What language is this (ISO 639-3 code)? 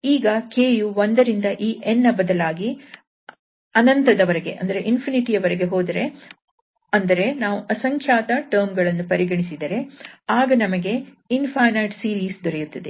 kan